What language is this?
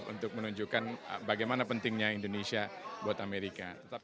Indonesian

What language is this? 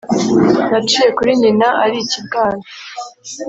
Kinyarwanda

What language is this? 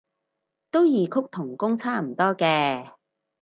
Cantonese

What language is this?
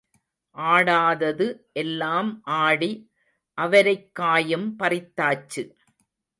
Tamil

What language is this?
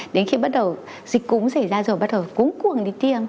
Vietnamese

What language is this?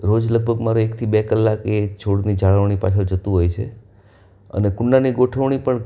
Gujarati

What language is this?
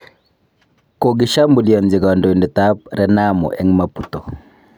Kalenjin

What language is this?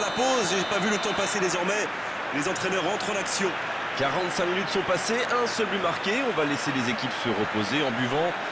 French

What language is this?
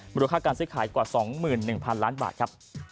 Thai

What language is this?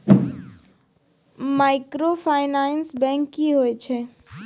Maithili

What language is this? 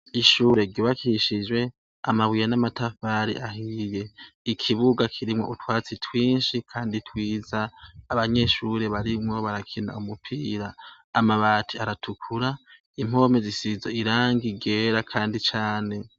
Rundi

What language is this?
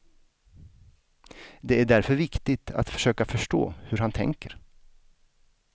Swedish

